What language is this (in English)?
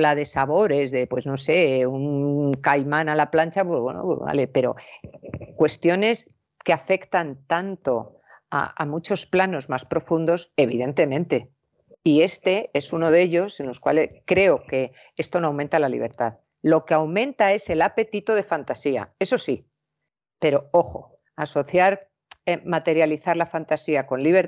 Spanish